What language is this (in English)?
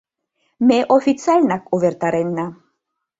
Mari